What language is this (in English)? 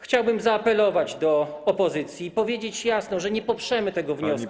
Polish